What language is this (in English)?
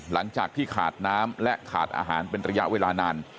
Thai